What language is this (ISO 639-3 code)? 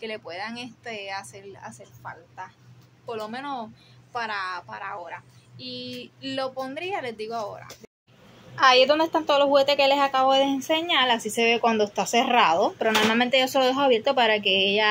spa